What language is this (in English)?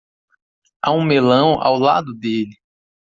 Portuguese